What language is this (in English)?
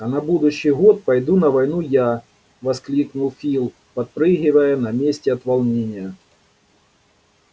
Russian